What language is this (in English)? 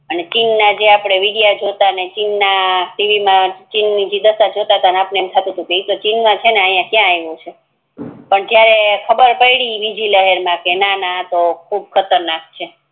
Gujarati